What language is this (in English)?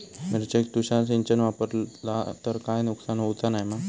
Marathi